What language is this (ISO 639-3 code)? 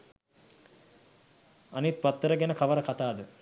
sin